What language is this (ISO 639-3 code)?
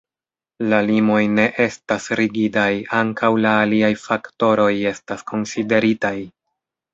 epo